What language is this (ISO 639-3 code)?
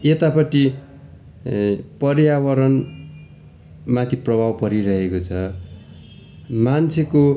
nep